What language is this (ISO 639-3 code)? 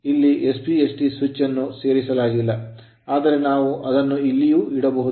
kan